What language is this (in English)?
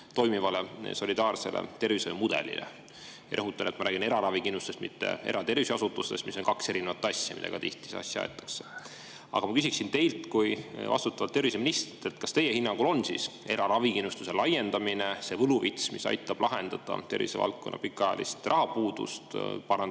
Estonian